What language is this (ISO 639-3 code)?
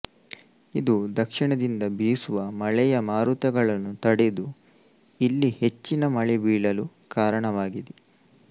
kan